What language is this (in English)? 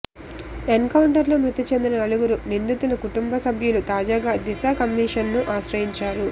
Telugu